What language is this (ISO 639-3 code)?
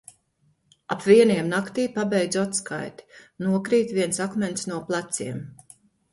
lav